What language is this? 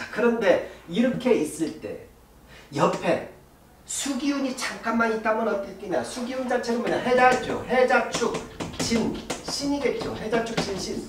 Korean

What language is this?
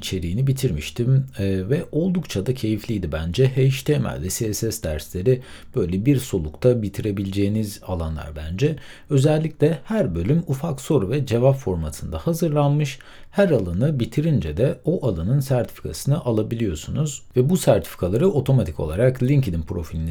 Turkish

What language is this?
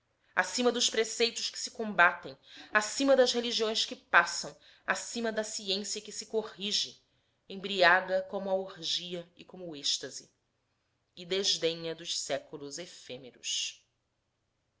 Portuguese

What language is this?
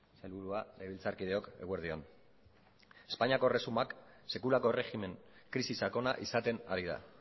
Basque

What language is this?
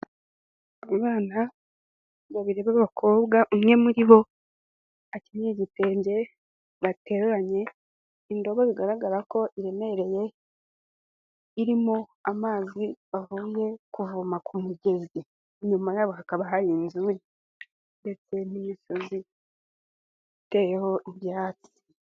Kinyarwanda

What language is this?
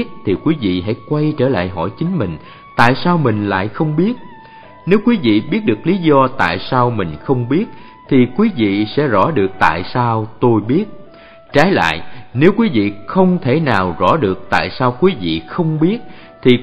Vietnamese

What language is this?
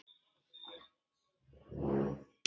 Icelandic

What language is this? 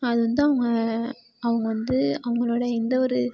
Tamil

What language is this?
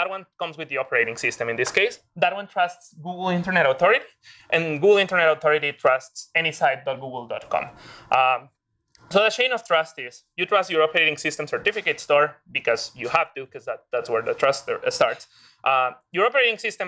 English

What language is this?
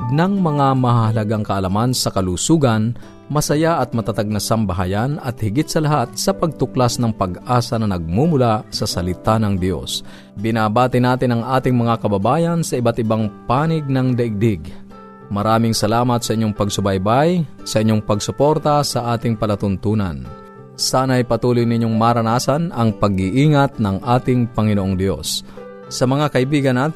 Filipino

